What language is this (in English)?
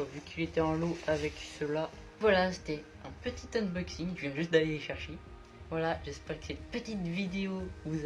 French